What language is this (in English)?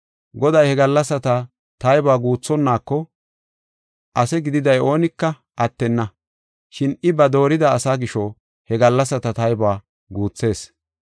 Gofa